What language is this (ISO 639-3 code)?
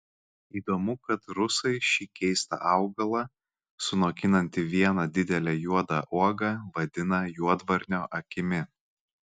lit